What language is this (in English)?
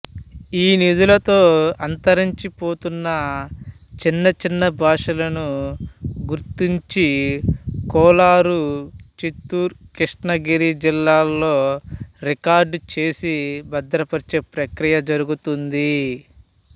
Telugu